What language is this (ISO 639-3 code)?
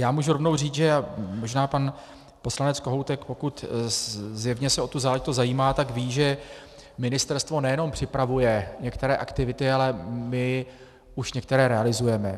ces